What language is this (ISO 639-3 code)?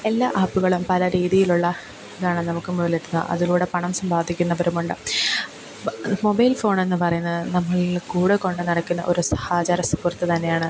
mal